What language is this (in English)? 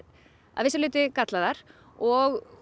Icelandic